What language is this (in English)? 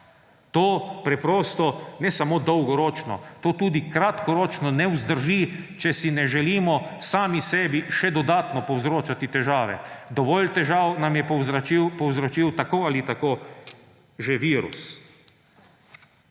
Slovenian